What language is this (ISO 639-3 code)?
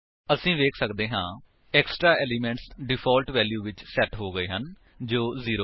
pan